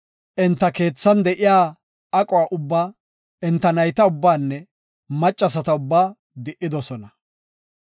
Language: Gofa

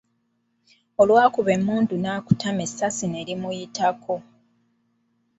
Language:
Ganda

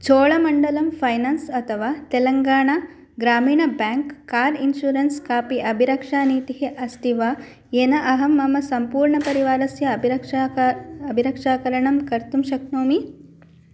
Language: Sanskrit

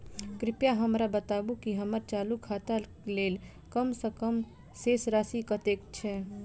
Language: Maithili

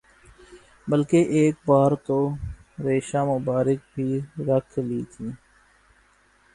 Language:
Urdu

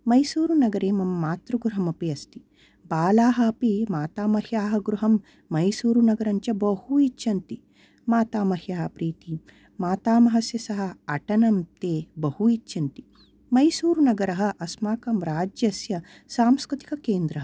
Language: Sanskrit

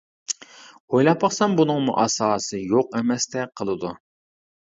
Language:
Uyghur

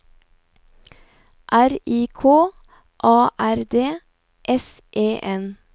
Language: Norwegian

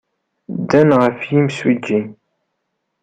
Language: Kabyle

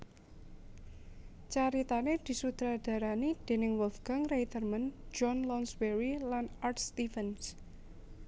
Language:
Javanese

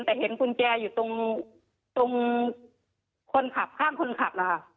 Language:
Thai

